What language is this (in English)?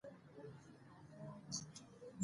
Pashto